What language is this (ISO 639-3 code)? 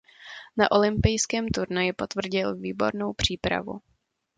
ces